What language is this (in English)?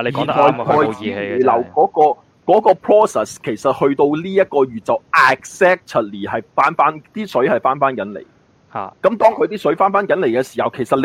Chinese